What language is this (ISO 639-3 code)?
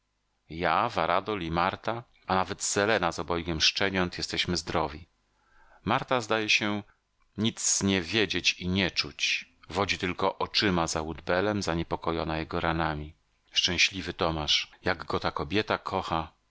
pol